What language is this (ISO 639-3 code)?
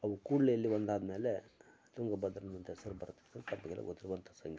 kan